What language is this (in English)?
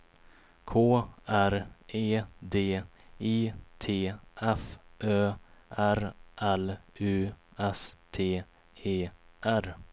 Swedish